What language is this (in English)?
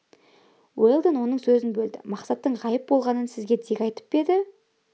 Kazakh